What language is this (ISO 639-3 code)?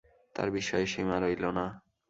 ben